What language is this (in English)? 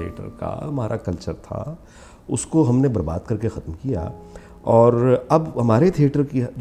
Hindi